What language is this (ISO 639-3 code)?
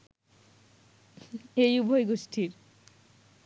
ben